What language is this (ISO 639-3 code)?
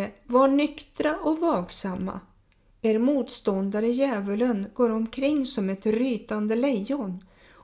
swe